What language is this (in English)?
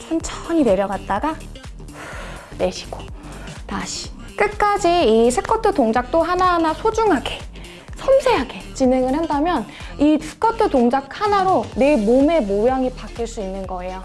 Korean